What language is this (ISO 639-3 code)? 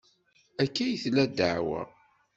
kab